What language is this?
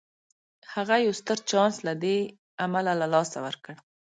Pashto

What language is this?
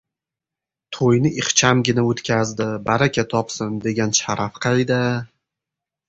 Uzbek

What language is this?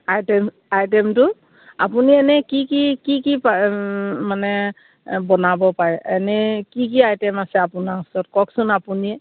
Assamese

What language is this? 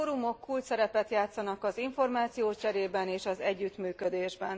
Hungarian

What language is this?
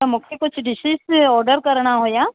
Sindhi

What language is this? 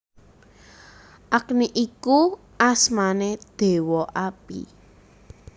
Javanese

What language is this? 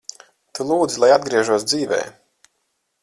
Latvian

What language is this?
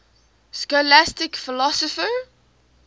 English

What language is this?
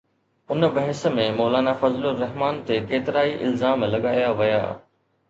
Sindhi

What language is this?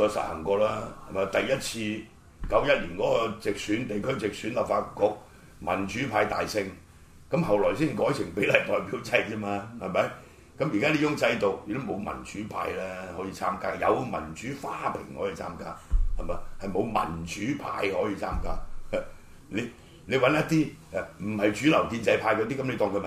Chinese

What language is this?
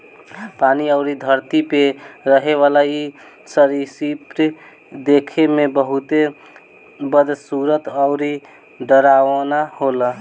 Bhojpuri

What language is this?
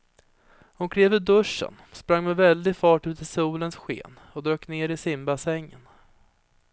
Swedish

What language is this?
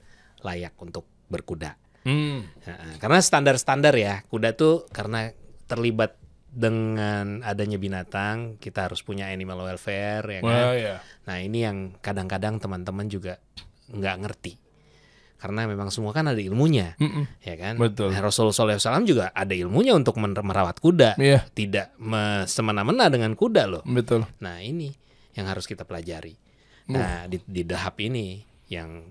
Indonesian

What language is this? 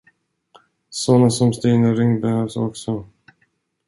Swedish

